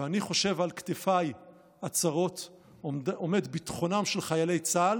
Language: Hebrew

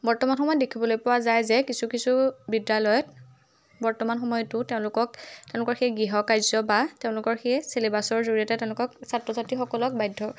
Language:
Assamese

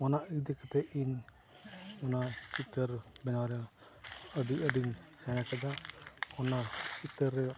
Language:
Santali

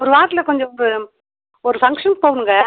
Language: Tamil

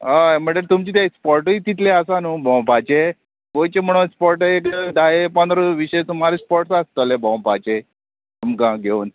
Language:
Konkani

